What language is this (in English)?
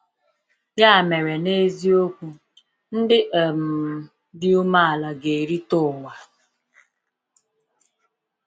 Igbo